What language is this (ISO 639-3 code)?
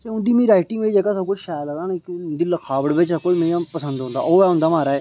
doi